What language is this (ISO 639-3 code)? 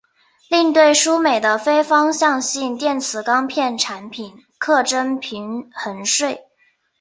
zho